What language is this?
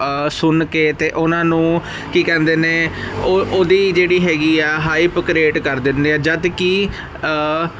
Punjabi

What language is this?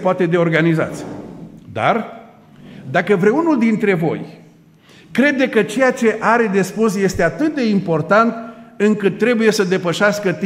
Romanian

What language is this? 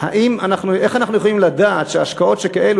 Hebrew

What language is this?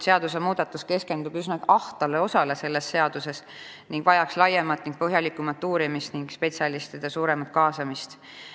Estonian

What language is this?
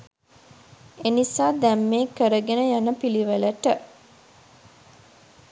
Sinhala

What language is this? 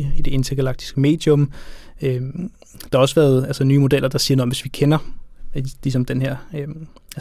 Danish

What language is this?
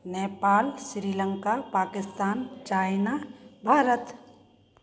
Hindi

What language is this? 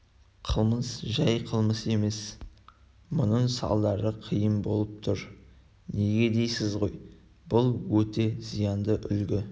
Kazakh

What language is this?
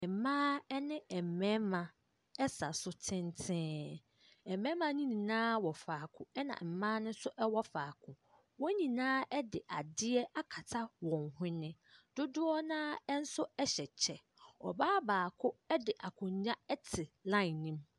Akan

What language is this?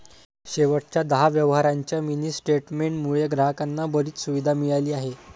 Marathi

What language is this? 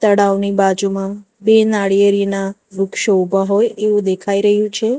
Gujarati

